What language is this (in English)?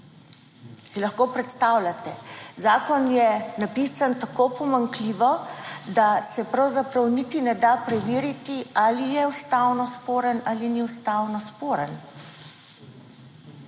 Slovenian